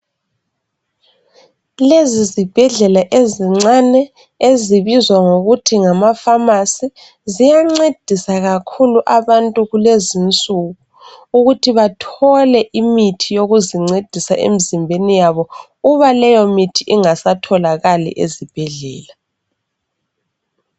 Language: North Ndebele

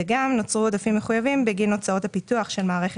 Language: Hebrew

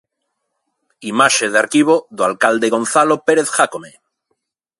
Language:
Galician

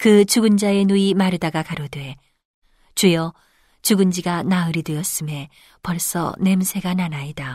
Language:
Korean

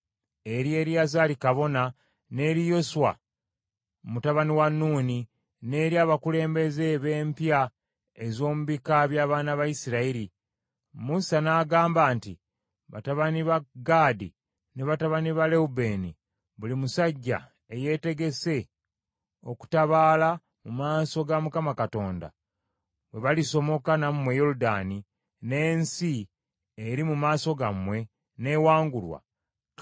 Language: Ganda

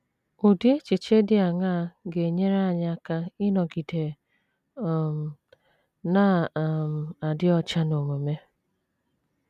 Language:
Igbo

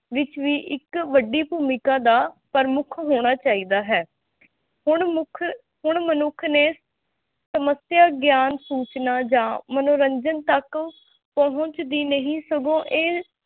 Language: Punjabi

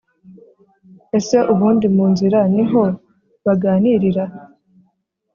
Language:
Kinyarwanda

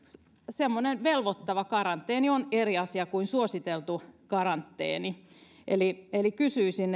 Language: Finnish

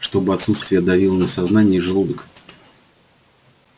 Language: Russian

